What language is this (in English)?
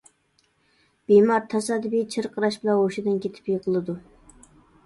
Uyghur